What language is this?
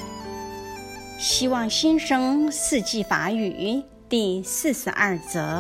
Chinese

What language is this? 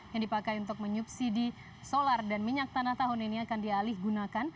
Indonesian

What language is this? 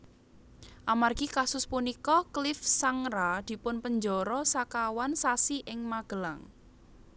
Javanese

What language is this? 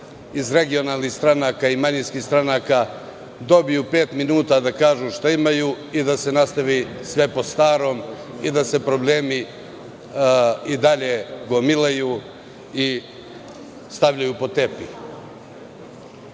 Serbian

